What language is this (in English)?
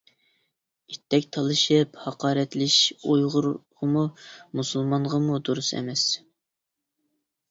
Uyghur